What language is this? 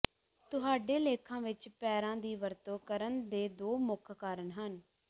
Punjabi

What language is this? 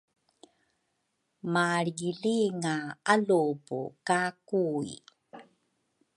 Rukai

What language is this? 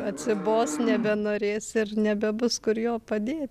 Lithuanian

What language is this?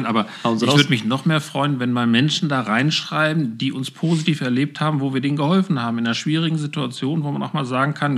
German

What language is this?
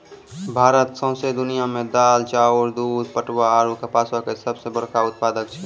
Maithili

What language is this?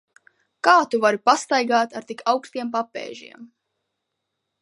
Latvian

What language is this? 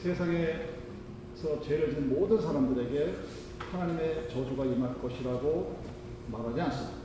Korean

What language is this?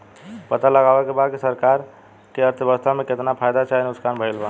Bhojpuri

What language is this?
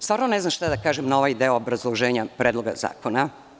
Serbian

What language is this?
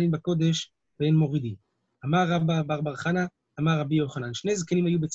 Hebrew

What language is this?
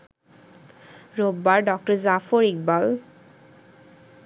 Bangla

